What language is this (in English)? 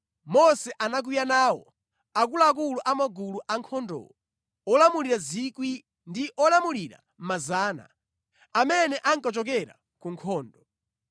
Nyanja